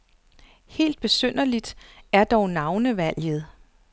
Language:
Danish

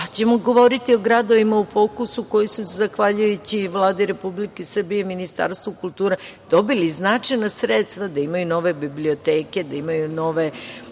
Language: Serbian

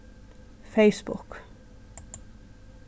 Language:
Faroese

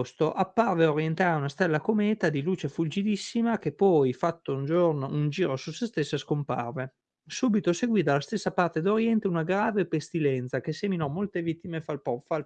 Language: Italian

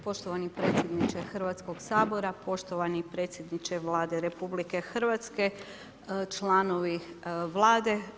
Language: Croatian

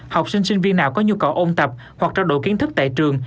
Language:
Vietnamese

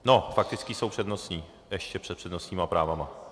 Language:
Czech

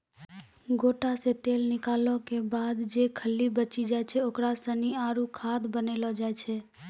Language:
Maithili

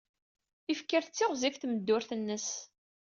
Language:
Kabyle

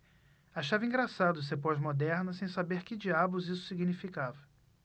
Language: Portuguese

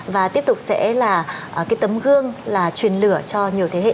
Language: Vietnamese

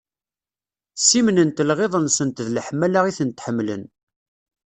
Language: Kabyle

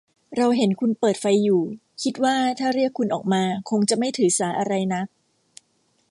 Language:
Thai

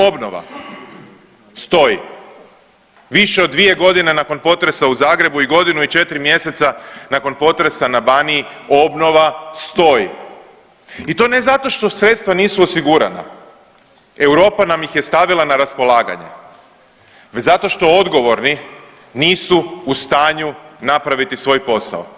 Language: Croatian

